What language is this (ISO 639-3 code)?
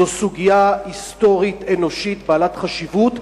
heb